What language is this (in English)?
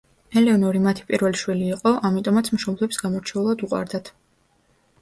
Georgian